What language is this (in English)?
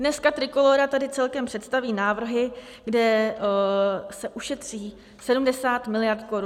Czech